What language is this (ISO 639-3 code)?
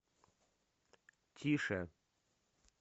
rus